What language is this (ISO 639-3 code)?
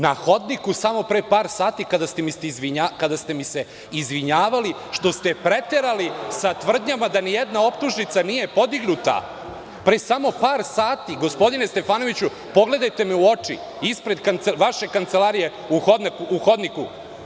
srp